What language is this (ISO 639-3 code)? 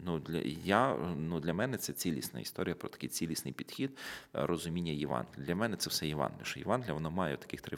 ukr